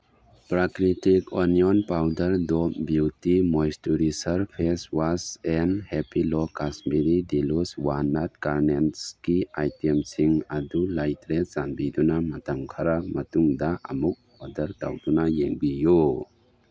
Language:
Manipuri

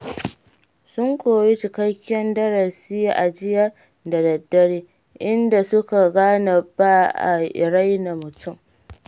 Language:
Hausa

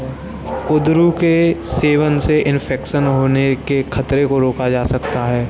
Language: Hindi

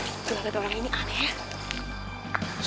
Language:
Indonesian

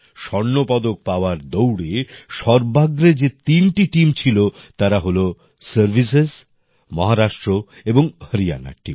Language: Bangla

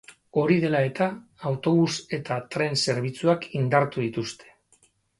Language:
Basque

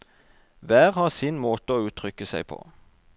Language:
Norwegian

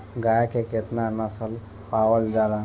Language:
Bhojpuri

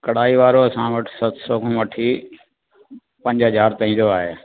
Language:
Sindhi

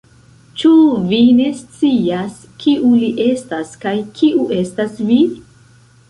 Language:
Esperanto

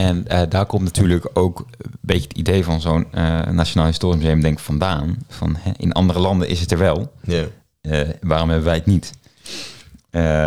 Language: Dutch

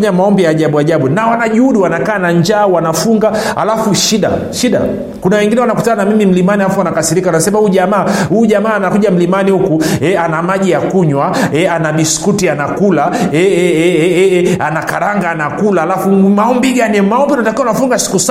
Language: Swahili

